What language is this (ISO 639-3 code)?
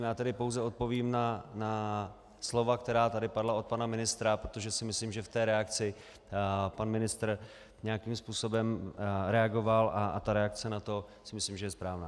ces